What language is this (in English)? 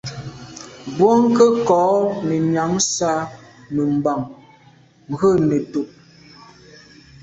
Medumba